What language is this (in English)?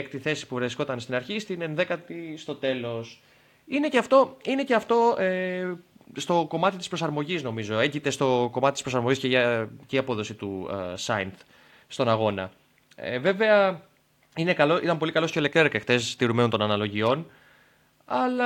Greek